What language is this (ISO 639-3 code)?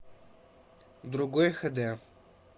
rus